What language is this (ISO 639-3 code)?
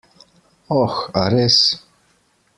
slv